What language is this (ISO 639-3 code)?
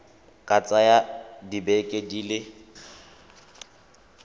tsn